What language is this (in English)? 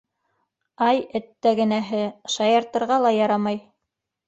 Bashkir